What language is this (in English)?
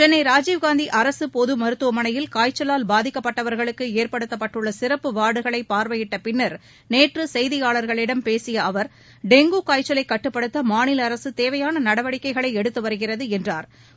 Tamil